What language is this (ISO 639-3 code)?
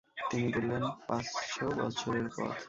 ben